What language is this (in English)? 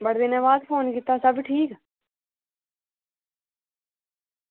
Dogri